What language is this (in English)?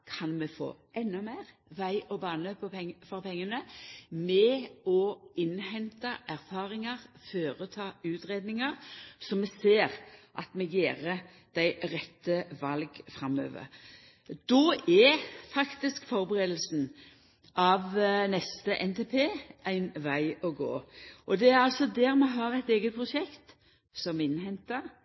Norwegian Nynorsk